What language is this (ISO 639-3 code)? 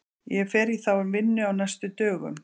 isl